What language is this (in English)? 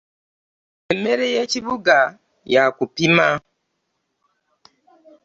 Ganda